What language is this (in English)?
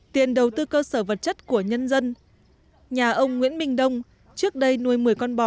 Vietnamese